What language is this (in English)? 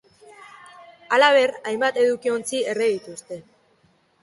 Basque